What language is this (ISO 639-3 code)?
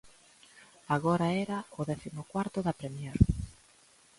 glg